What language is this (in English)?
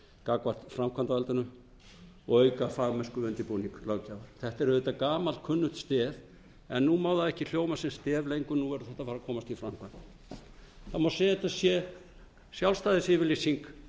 Icelandic